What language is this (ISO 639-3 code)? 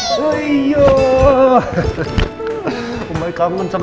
ind